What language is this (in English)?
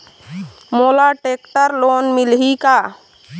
Chhattisgarhi